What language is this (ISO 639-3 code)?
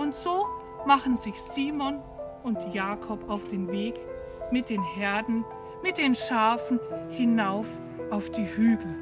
deu